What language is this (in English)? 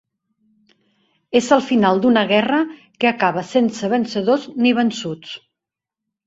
Catalan